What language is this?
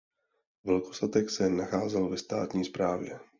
Czech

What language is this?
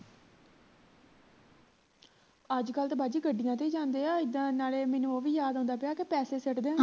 Punjabi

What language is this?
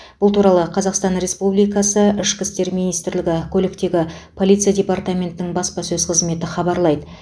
Kazakh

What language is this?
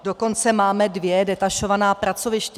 Czech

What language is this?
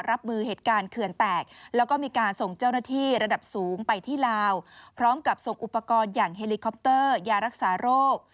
Thai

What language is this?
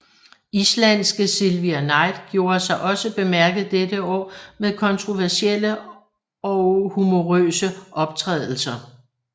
Danish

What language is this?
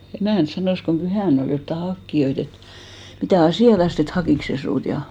Finnish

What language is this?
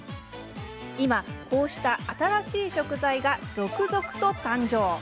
Japanese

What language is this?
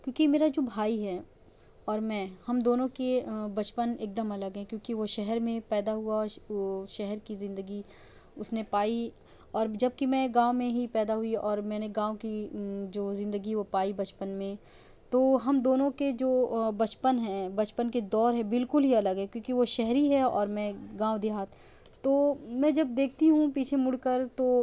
Urdu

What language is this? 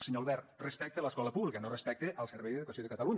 Catalan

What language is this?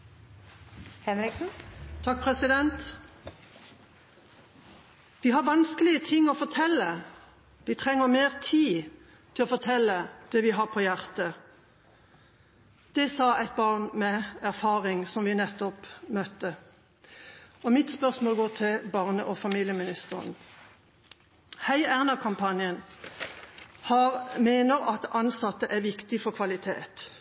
Norwegian Bokmål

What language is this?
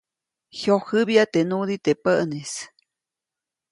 Copainalá Zoque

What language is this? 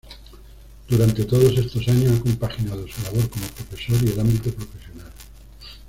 Spanish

